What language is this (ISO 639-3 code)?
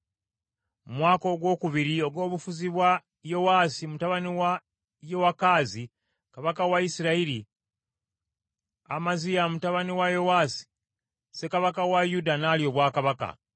lug